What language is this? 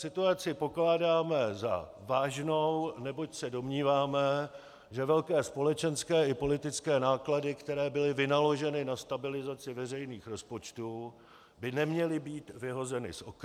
Czech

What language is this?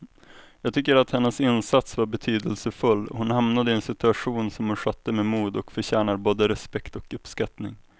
Swedish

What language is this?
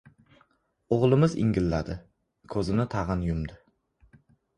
Uzbek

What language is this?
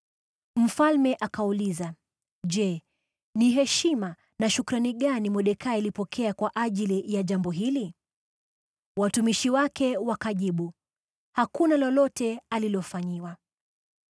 Swahili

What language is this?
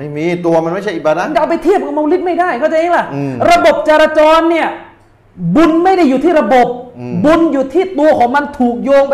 Thai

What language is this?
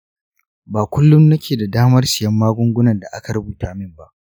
Hausa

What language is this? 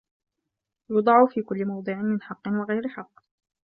Arabic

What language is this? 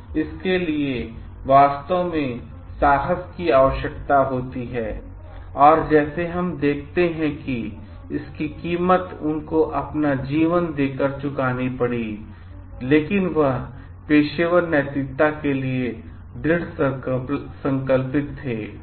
Hindi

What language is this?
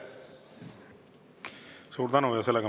Estonian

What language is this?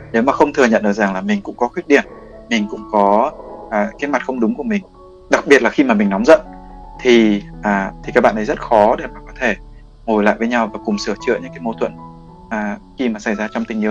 Vietnamese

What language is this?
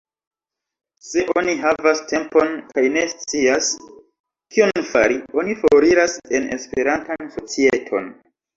Esperanto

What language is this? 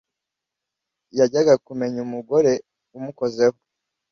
Kinyarwanda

